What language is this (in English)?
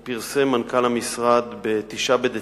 Hebrew